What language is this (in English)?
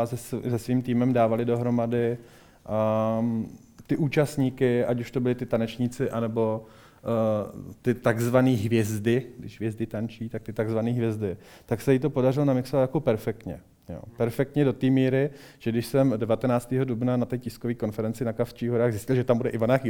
Czech